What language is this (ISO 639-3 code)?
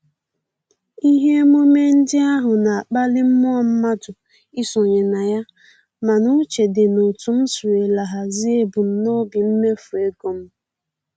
ibo